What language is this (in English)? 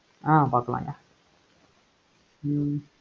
Tamil